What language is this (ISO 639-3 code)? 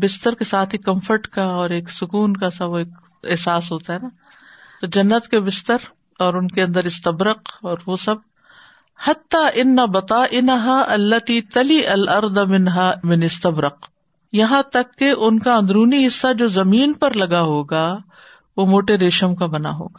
urd